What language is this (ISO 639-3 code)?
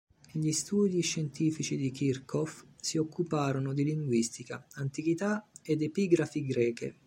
ita